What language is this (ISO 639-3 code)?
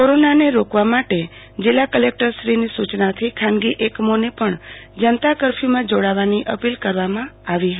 guj